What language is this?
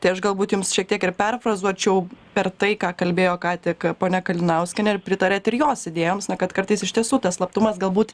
Lithuanian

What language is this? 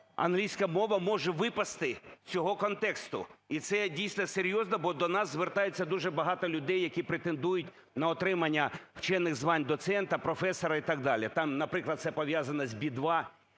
Ukrainian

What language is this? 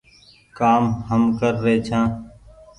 Goaria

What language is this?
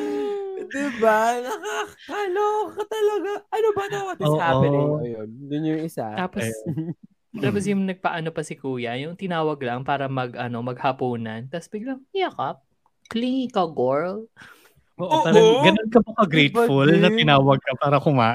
Filipino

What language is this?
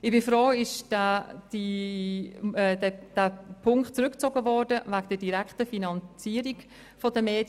Swiss German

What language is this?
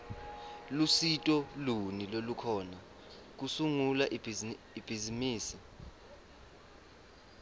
Swati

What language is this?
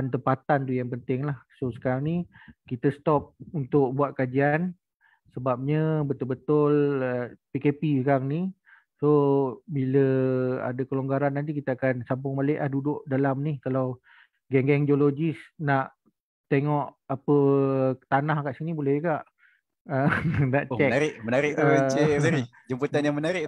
Malay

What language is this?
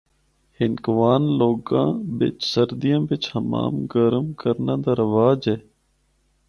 Northern Hindko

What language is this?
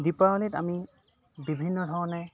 Assamese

